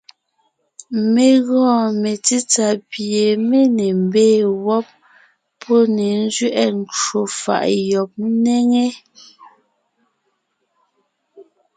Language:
Ngiemboon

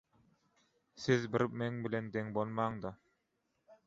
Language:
Turkmen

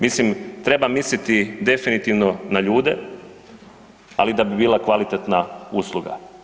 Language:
Croatian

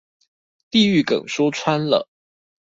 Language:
Chinese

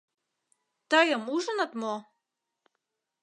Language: Mari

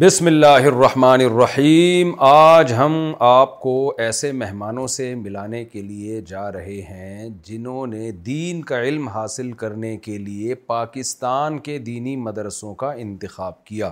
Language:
Urdu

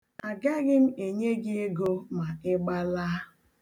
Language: Igbo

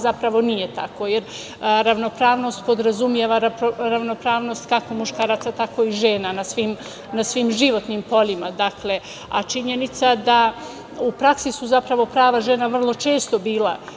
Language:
Serbian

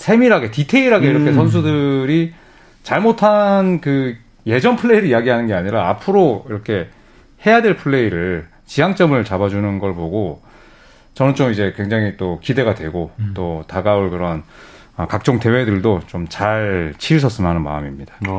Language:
Korean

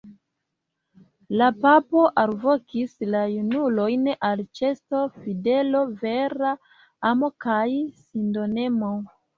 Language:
Esperanto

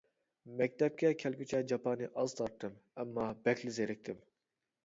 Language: Uyghur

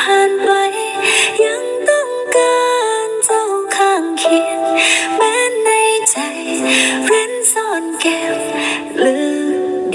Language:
Vietnamese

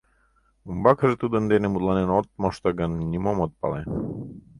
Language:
Mari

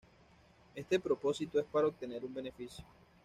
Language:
Spanish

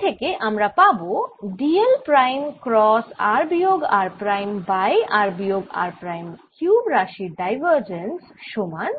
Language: Bangla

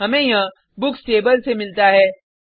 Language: Hindi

